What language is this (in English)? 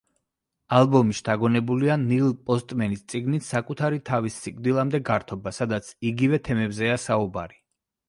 Georgian